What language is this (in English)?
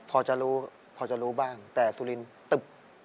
Thai